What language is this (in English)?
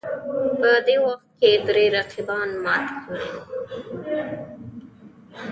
Pashto